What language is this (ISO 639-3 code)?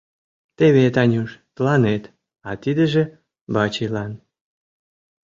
chm